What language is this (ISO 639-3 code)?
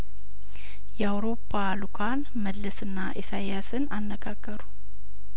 amh